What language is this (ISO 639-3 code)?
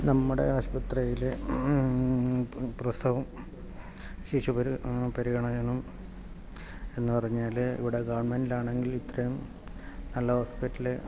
mal